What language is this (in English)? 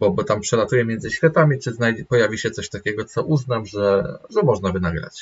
Polish